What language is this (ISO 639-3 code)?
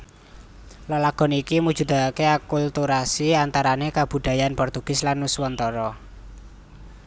jav